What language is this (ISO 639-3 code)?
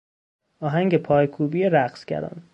fas